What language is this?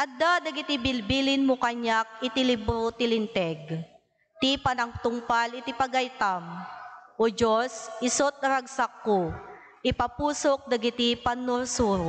Filipino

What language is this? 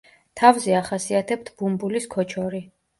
Georgian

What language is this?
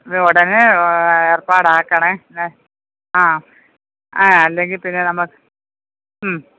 Malayalam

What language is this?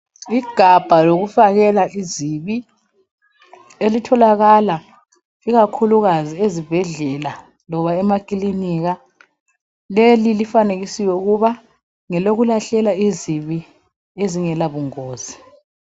North Ndebele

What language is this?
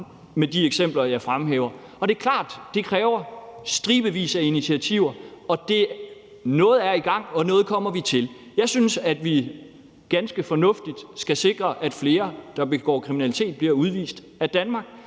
Danish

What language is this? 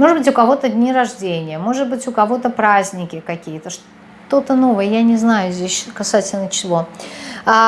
Russian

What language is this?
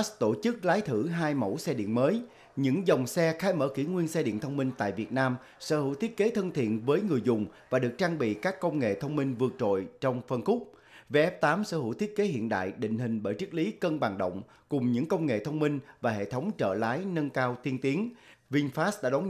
Vietnamese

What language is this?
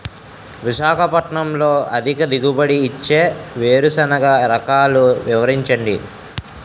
Telugu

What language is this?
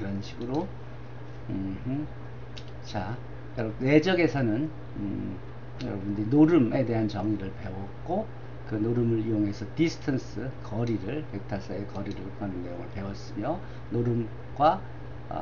Korean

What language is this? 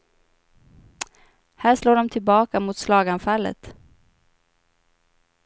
Swedish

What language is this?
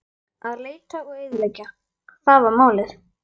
Icelandic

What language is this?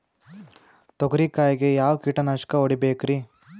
Kannada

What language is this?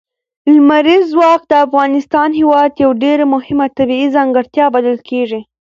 Pashto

